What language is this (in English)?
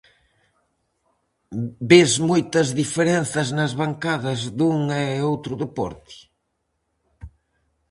Galician